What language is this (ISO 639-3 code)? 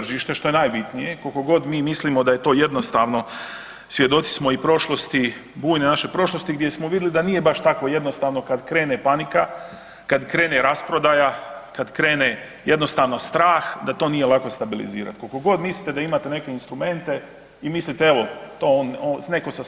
hrv